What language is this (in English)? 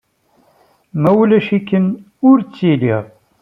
Kabyle